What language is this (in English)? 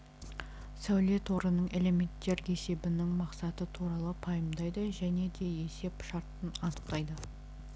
Kazakh